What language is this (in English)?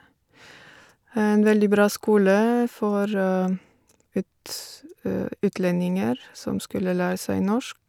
Norwegian